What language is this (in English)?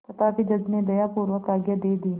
Hindi